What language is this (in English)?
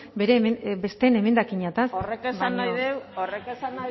Basque